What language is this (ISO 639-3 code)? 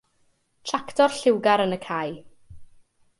cym